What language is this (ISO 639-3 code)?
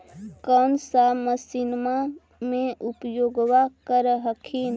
mag